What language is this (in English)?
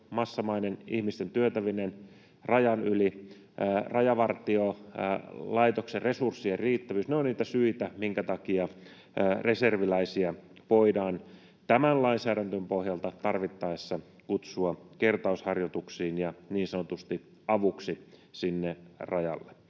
Finnish